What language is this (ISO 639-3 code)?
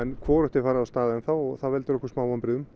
isl